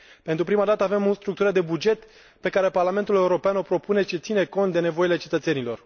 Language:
Romanian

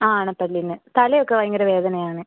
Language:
Malayalam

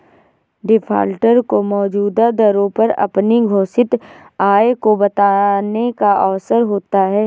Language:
Hindi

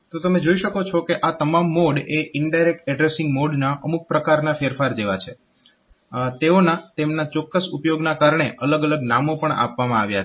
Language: Gujarati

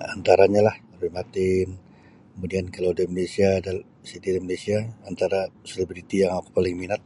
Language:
Sabah Bisaya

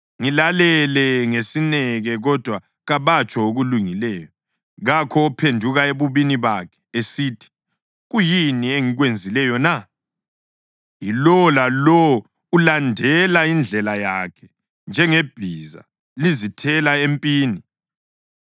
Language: North Ndebele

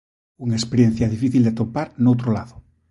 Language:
Galician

